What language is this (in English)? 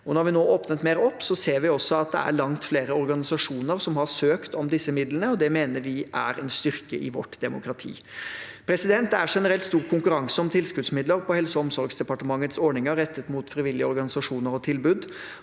Norwegian